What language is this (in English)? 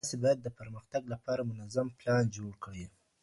Pashto